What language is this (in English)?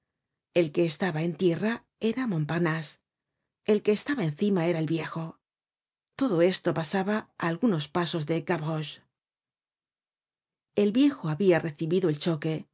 Spanish